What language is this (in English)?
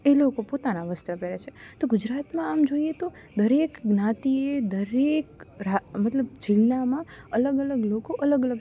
Gujarati